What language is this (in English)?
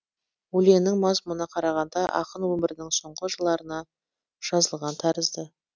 Kazakh